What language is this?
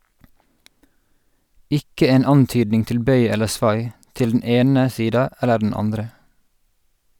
Norwegian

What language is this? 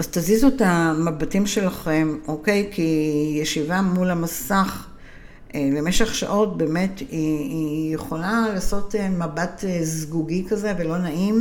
Hebrew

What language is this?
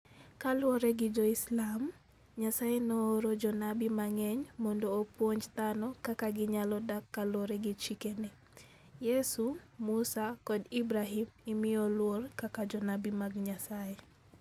Luo (Kenya and Tanzania)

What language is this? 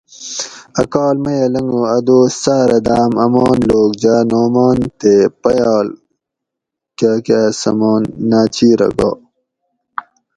Gawri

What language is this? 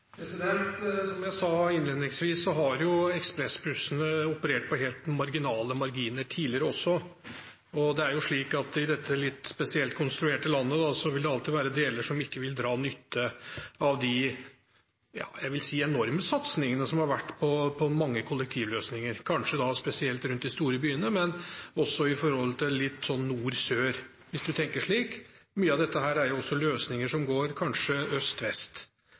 Norwegian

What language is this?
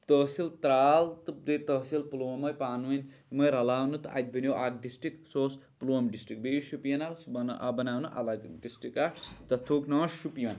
Kashmiri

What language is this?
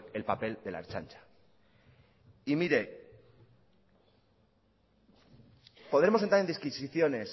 Spanish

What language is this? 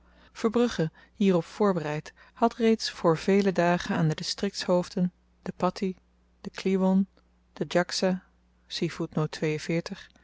Dutch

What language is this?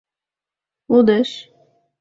Mari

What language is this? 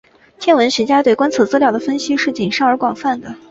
Chinese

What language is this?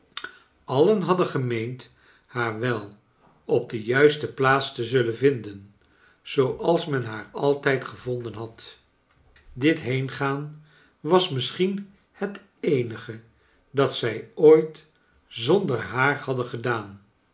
Dutch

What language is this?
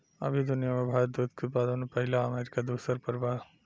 Bhojpuri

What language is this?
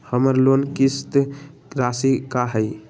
Magahi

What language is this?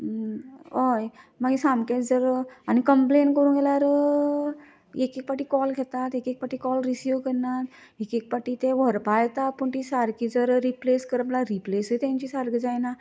Konkani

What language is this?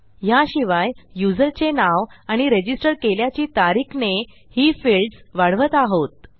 Marathi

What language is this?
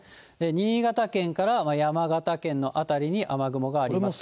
Japanese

